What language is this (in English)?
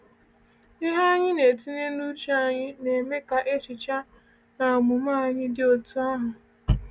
Igbo